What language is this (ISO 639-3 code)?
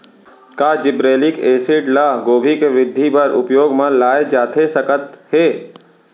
hne